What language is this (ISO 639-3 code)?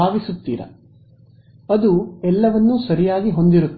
kan